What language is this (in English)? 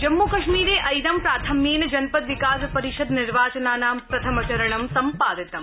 Sanskrit